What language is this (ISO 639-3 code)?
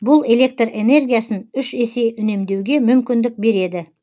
kaz